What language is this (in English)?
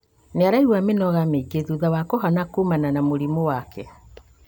Kikuyu